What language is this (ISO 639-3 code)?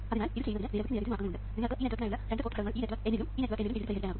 mal